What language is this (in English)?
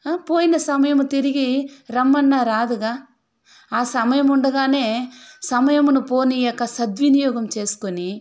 Telugu